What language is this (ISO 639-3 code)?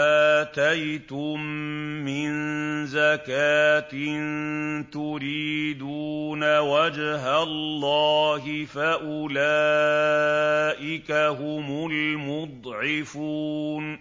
ara